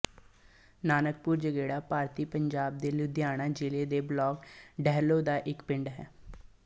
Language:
Punjabi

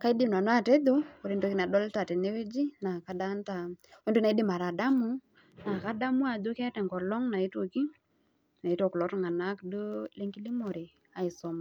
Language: Masai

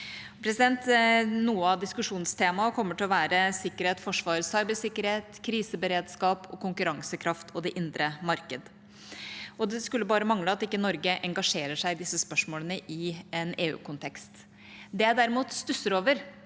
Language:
Norwegian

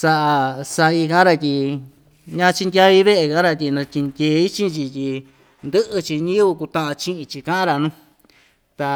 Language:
Ixtayutla Mixtec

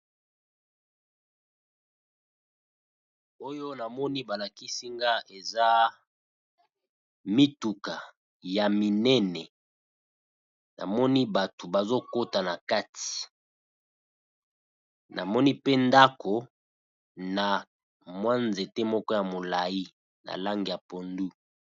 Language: Lingala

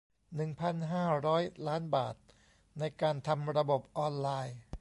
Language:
Thai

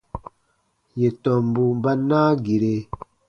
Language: Baatonum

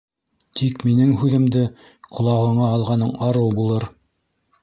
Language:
Bashkir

